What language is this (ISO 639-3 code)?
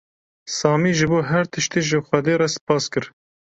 kur